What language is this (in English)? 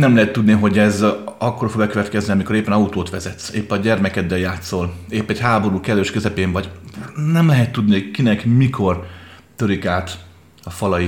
Hungarian